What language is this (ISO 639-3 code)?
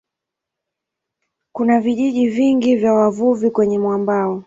swa